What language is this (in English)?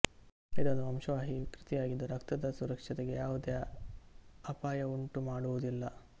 Kannada